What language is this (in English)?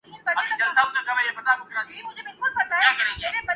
Urdu